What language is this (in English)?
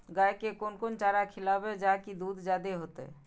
Maithili